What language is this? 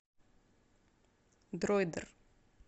Russian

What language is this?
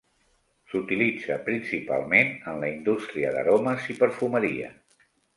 Catalan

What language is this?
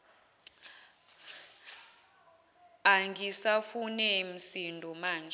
Zulu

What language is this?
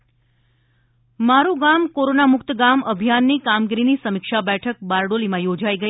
Gujarati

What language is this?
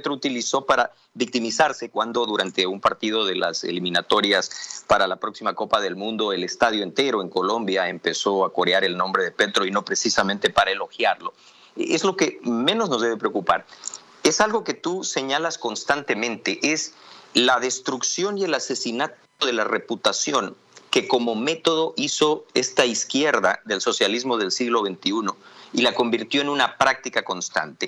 Spanish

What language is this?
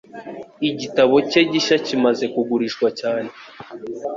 Kinyarwanda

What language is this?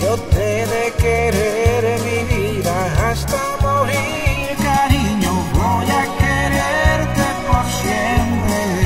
Romanian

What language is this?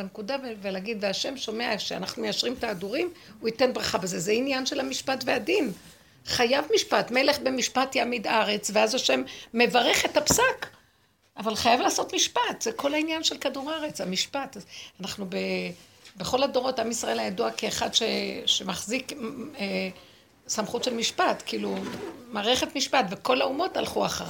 Hebrew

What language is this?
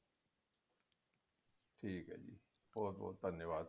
Punjabi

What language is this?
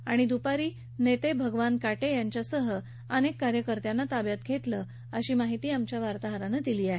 Marathi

